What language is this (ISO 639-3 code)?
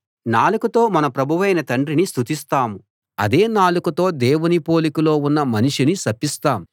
tel